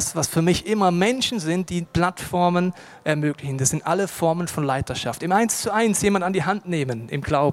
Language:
German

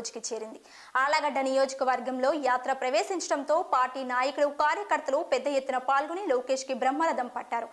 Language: Arabic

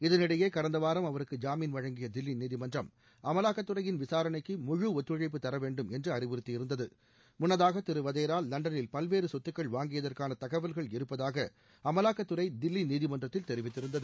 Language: Tamil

